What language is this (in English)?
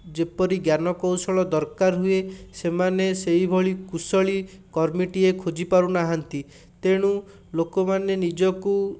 Odia